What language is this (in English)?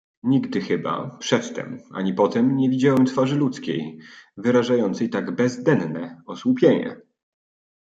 Polish